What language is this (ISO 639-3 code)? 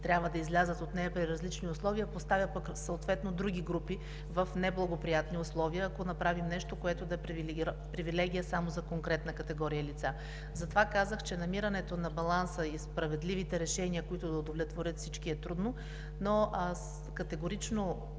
bul